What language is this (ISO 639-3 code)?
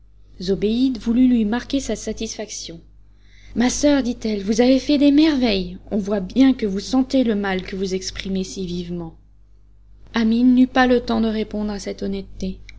fra